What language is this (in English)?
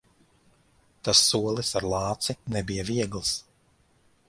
Latvian